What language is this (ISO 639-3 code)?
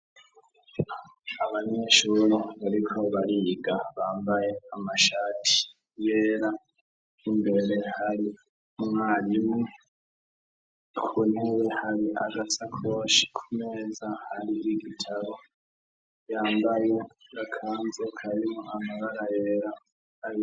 run